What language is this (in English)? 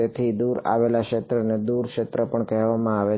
Gujarati